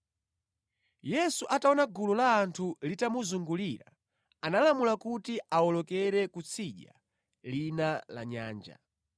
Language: Nyanja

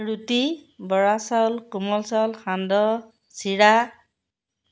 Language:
Assamese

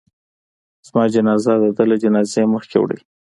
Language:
Pashto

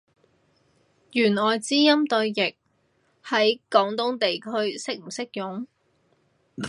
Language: Cantonese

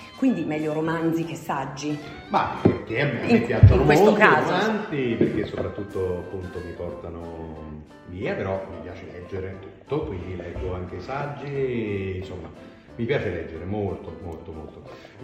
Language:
Italian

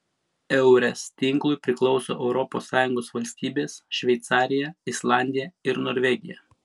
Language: Lithuanian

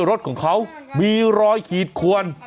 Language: Thai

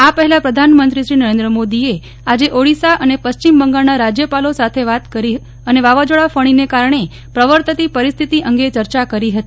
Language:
Gujarati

